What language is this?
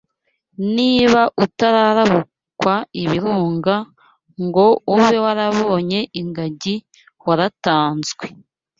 Kinyarwanda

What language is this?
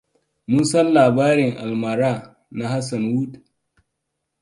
Hausa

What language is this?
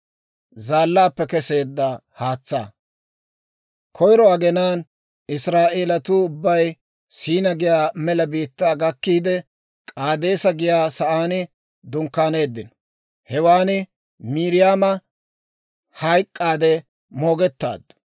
Dawro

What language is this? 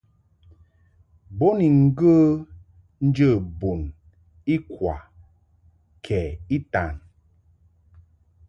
Mungaka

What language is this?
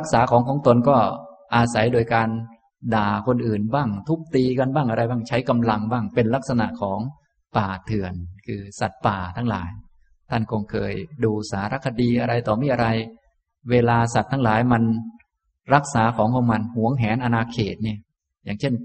Thai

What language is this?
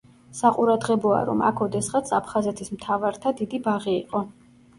Georgian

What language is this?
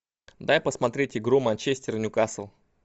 Russian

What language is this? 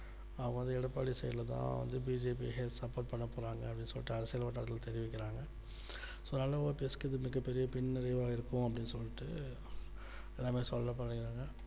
Tamil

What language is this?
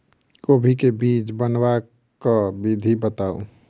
Maithili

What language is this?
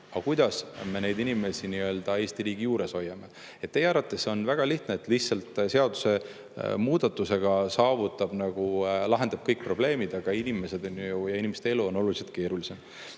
Estonian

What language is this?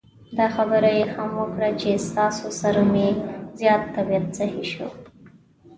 Pashto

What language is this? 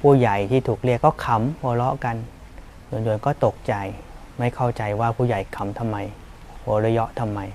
Thai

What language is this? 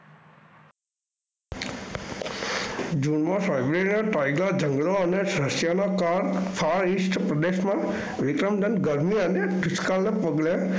Gujarati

